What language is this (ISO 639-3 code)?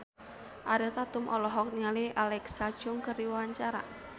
sun